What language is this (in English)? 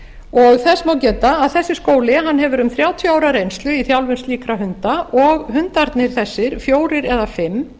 Icelandic